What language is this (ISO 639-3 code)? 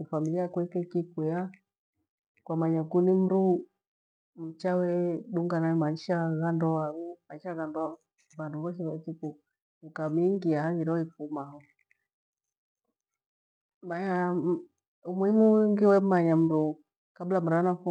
gwe